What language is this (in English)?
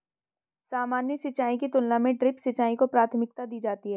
Hindi